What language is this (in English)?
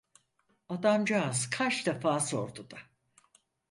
Turkish